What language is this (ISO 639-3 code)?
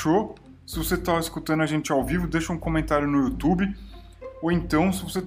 por